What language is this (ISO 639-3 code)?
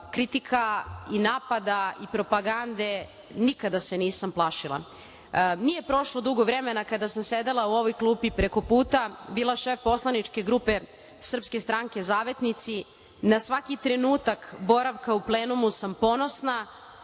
srp